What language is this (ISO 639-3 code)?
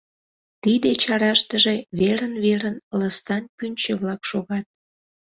chm